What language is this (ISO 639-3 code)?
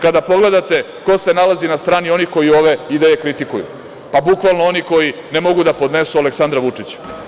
srp